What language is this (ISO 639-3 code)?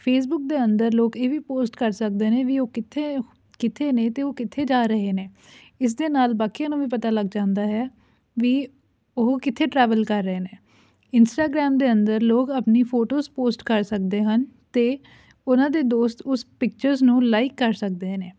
pan